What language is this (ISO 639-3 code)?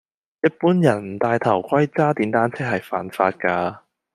yue